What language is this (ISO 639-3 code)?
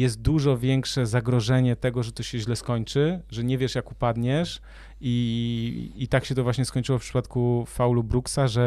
pol